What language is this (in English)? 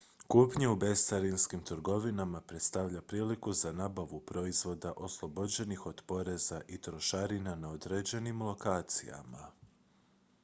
Croatian